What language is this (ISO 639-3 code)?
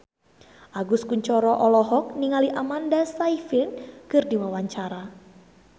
sun